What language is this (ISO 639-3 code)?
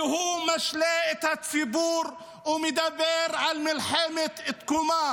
heb